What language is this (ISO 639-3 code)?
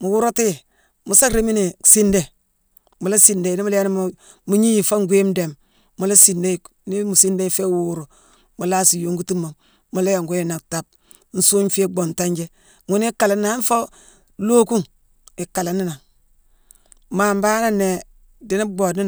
msw